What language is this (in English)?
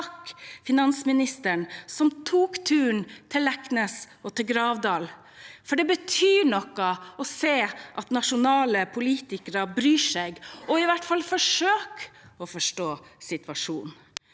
Norwegian